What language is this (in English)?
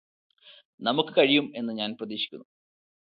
Malayalam